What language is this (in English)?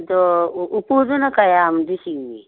Manipuri